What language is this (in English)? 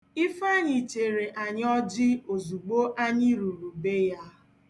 Igbo